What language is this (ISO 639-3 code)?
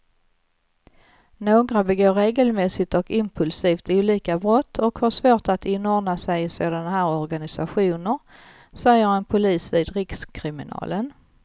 swe